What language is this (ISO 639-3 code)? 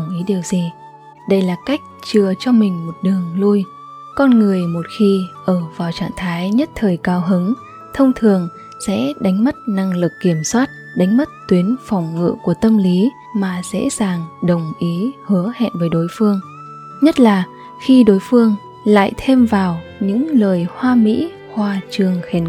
vie